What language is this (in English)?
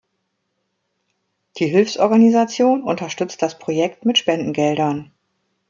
German